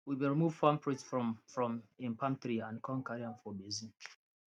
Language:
Nigerian Pidgin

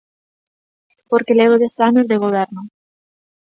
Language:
Galician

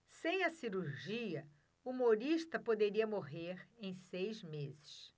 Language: Portuguese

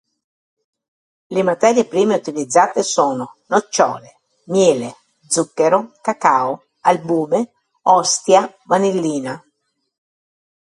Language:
Italian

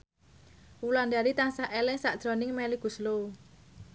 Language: Javanese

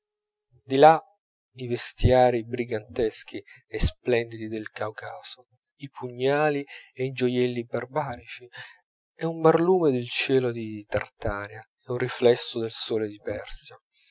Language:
Italian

